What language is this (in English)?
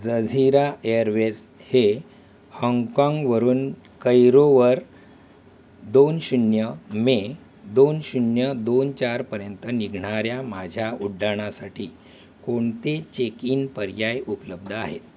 Marathi